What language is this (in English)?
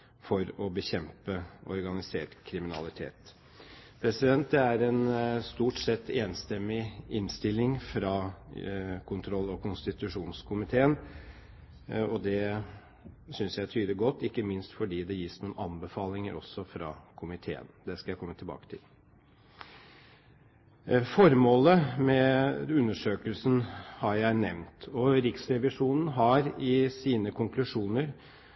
Norwegian Bokmål